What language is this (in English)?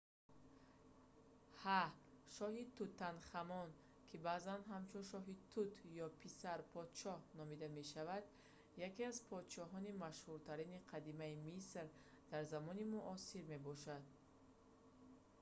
Tajik